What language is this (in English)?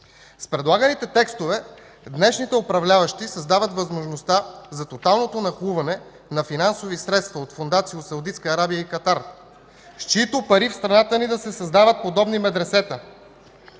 Bulgarian